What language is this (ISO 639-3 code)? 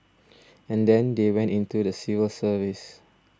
eng